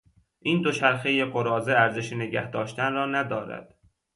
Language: Persian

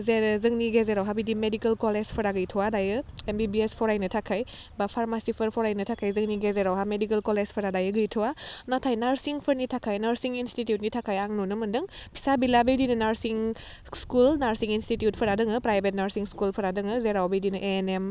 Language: Bodo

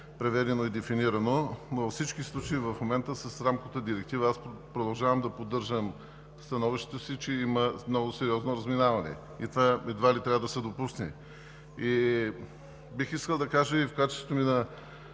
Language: Bulgarian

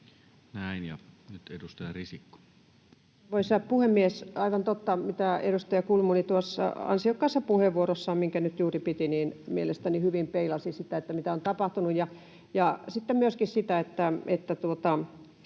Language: Finnish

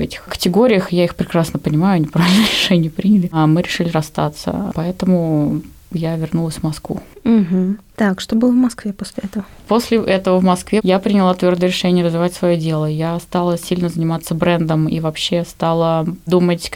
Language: Russian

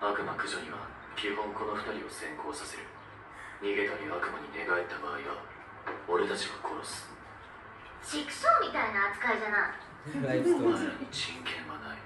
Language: Japanese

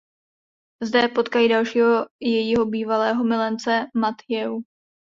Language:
Czech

